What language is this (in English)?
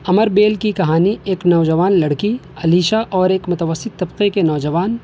Urdu